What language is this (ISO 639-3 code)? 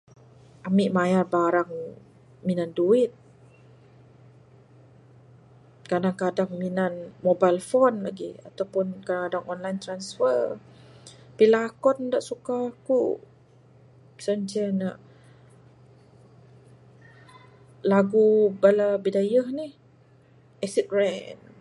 sdo